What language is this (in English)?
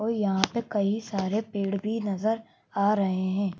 Hindi